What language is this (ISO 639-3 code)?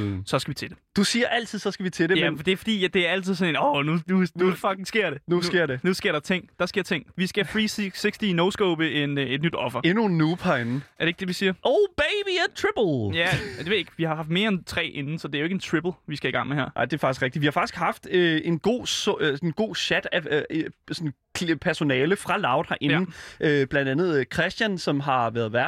dan